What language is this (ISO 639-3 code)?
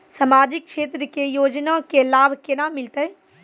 mai